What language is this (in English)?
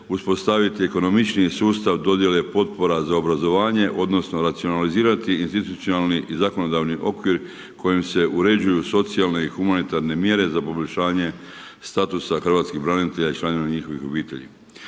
Croatian